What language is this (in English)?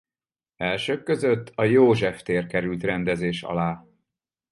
Hungarian